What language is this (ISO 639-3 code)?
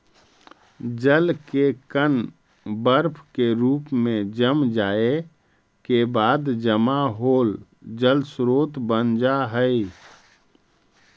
mag